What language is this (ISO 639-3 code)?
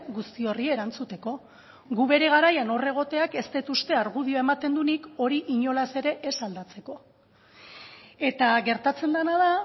eus